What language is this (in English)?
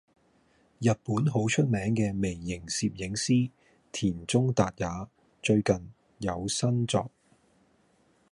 Cantonese